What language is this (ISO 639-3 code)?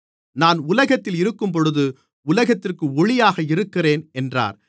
tam